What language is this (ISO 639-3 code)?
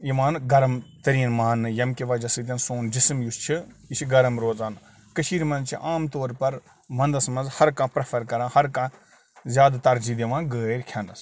kas